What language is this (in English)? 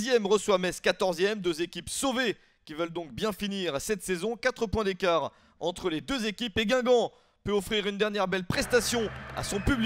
French